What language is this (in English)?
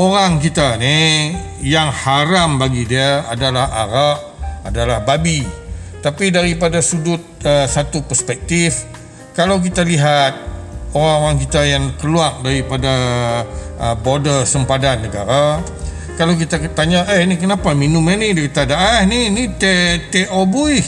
Malay